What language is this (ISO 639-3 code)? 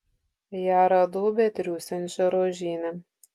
lit